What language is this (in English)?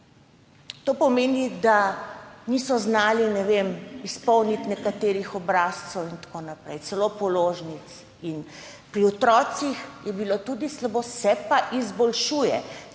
Slovenian